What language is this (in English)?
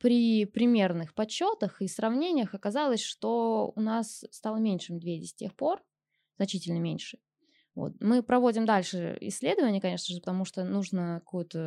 Russian